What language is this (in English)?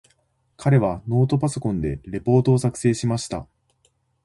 Japanese